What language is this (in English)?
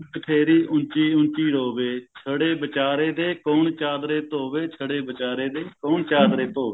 Punjabi